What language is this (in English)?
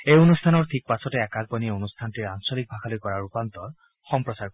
Assamese